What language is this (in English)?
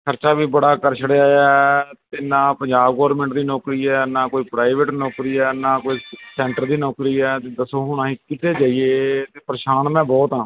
Punjabi